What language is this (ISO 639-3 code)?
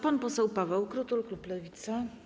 pol